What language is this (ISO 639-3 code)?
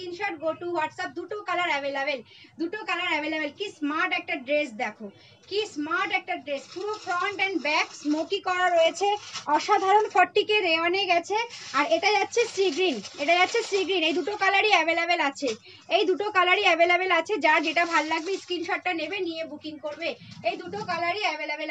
hin